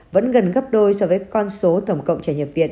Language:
Vietnamese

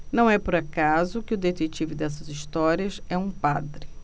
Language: Portuguese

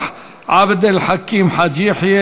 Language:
Hebrew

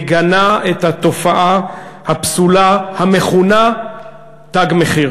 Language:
Hebrew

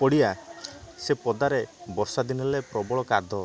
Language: Odia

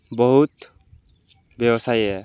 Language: Odia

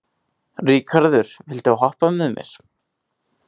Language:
Icelandic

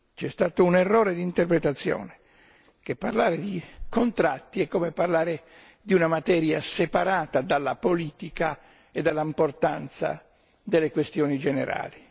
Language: Italian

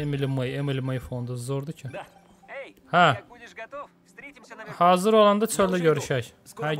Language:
Turkish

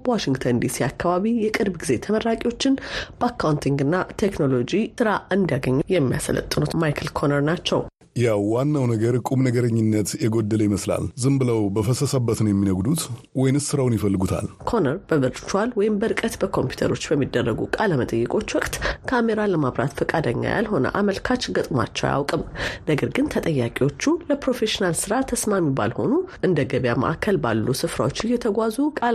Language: Amharic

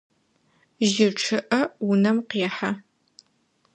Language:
Adyghe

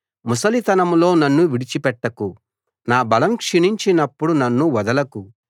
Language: Telugu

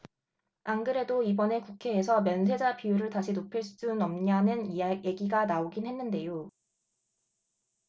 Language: Korean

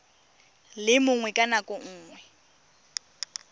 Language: Tswana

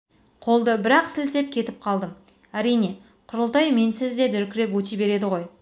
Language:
Kazakh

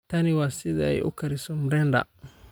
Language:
Somali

